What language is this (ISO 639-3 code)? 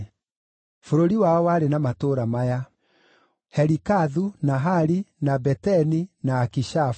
kik